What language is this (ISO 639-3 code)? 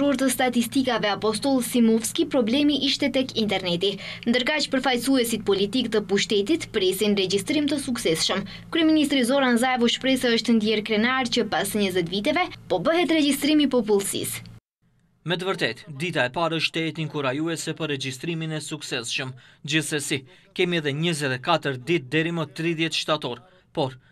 ron